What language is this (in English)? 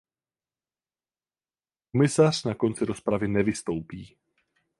Czech